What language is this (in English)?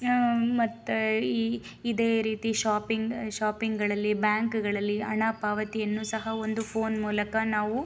Kannada